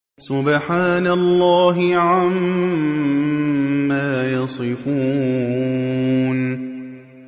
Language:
Arabic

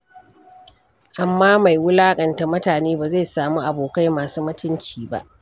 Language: Hausa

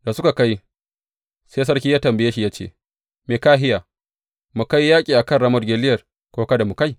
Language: Hausa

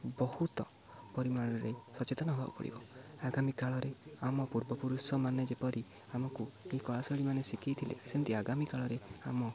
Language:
Odia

